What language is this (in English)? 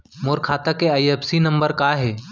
Chhattisgarhi